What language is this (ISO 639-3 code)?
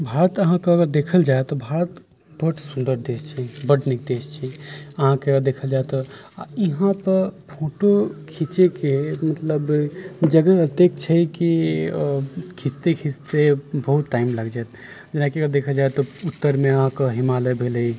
mai